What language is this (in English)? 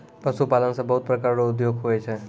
Maithili